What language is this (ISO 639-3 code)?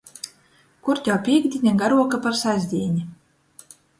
ltg